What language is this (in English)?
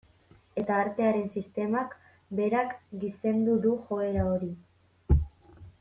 Basque